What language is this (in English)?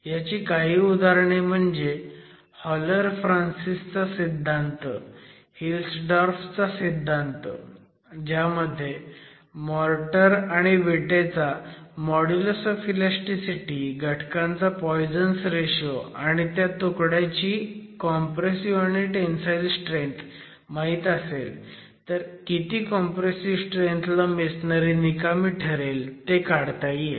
Marathi